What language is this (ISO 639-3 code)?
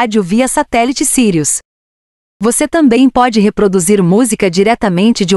por